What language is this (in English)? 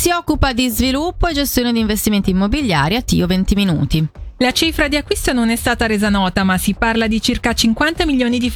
Italian